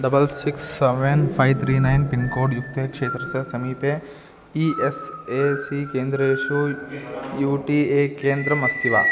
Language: Sanskrit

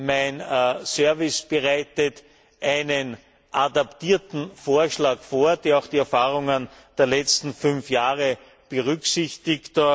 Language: German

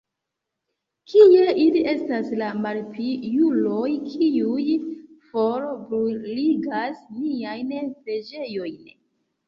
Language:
Esperanto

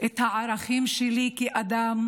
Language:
Hebrew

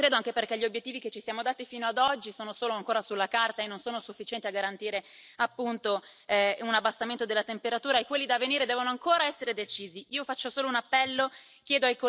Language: Italian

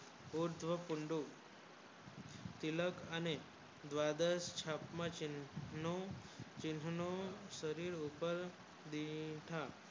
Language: Gujarati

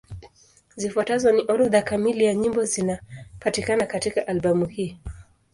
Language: Swahili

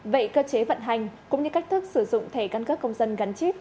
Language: Vietnamese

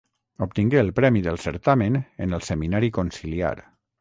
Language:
Catalan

